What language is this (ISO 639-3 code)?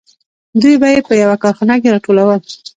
pus